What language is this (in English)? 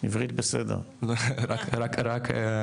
Hebrew